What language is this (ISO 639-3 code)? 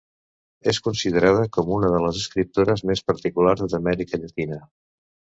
cat